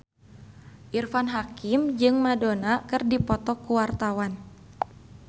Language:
Sundanese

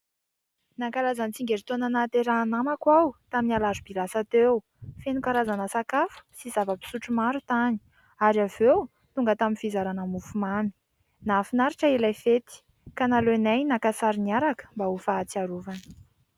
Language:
Malagasy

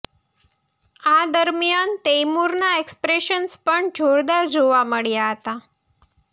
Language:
Gujarati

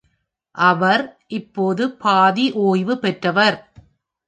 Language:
Tamil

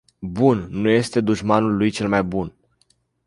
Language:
Romanian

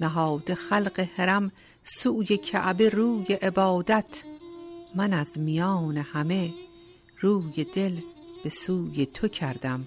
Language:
Persian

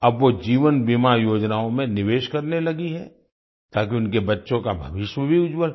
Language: Hindi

